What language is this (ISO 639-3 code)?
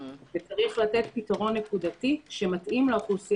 heb